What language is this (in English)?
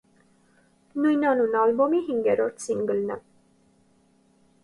Armenian